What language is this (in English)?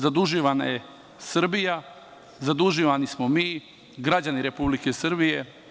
Serbian